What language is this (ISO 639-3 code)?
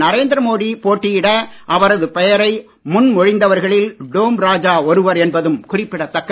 tam